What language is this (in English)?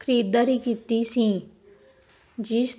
Punjabi